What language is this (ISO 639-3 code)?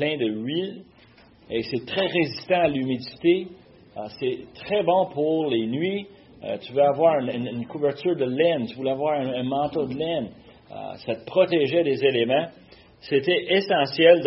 fra